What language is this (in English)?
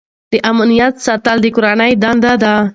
Pashto